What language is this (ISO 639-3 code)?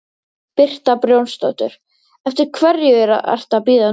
isl